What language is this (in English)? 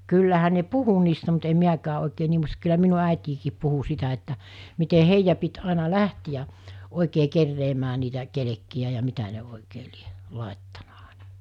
Finnish